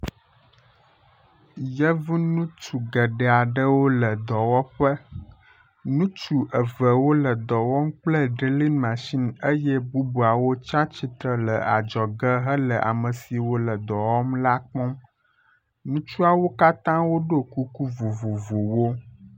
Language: Ewe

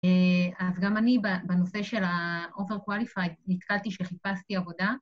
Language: Hebrew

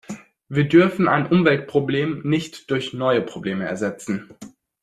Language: German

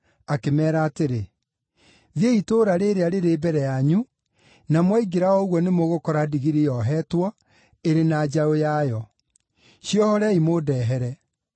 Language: Kikuyu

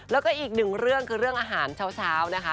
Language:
Thai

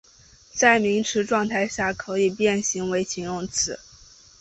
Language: Chinese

